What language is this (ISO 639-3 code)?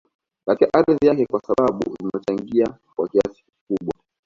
swa